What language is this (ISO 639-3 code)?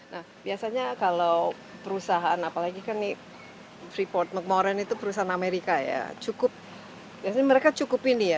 ind